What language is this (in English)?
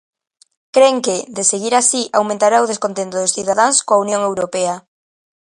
Galician